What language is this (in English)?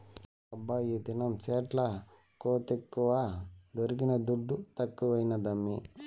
Telugu